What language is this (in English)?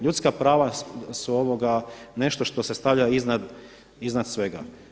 Croatian